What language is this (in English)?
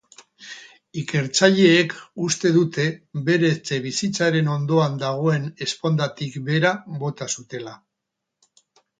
Basque